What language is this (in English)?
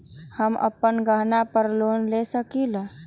Magahi